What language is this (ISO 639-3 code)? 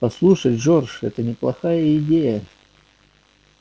rus